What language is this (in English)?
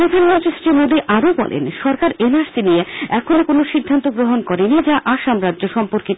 Bangla